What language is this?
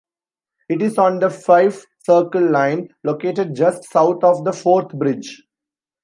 English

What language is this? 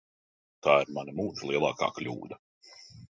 Latvian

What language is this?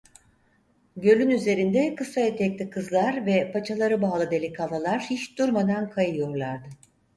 Turkish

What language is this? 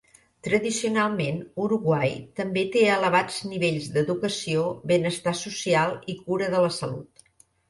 Catalan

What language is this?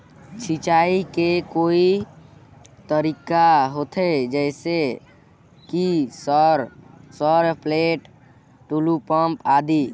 Chhattisgarhi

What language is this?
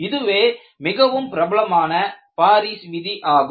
Tamil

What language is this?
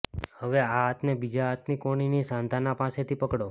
Gujarati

